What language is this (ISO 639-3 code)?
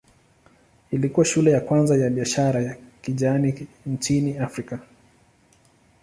swa